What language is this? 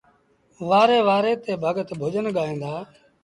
Sindhi Bhil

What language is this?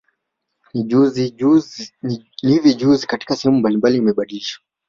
Swahili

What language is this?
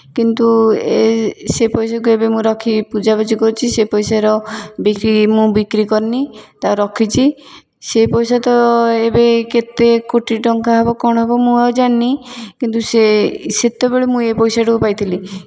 Odia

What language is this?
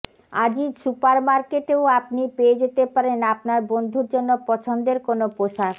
Bangla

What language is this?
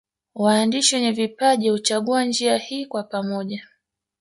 Swahili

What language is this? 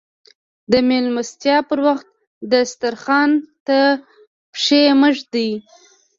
Pashto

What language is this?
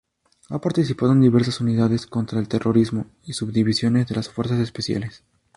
Spanish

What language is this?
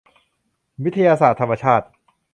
Thai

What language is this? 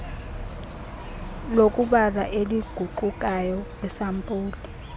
Xhosa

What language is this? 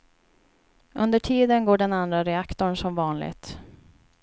Swedish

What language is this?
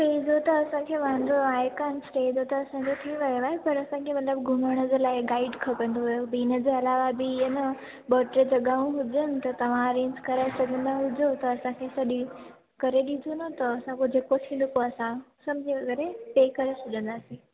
Sindhi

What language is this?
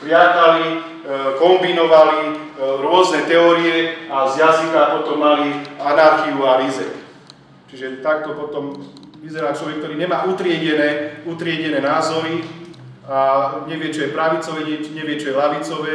Slovak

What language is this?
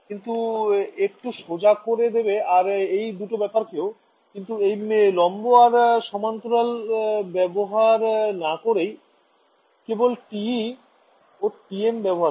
Bangla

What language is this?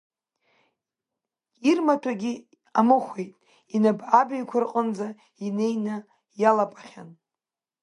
Abkhazian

